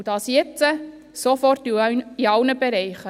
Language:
Swiss German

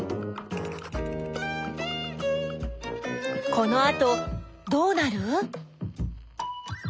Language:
Japanese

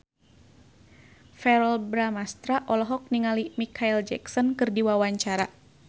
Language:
Sundanese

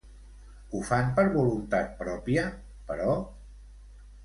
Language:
Catalan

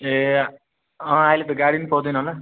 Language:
Nepali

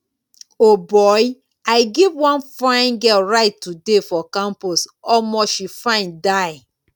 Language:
Nigerian Pidgin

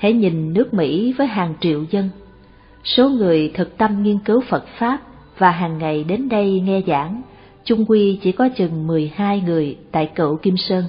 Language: Vietnamese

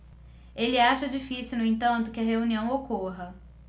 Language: Portuguese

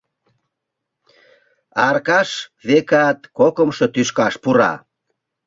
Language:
Mari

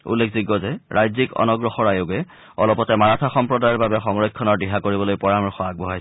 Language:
Assamese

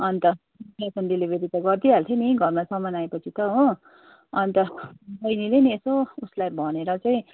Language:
Nepali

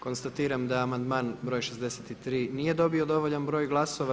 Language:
Croatian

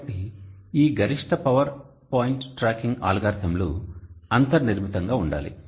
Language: Telugu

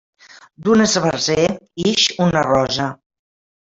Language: Catalan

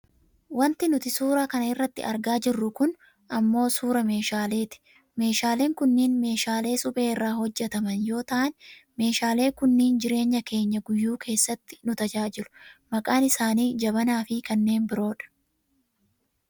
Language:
Oromo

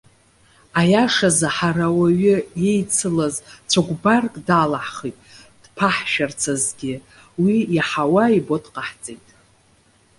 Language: Abkhazian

